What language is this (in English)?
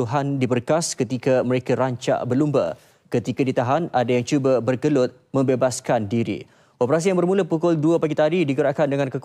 Malay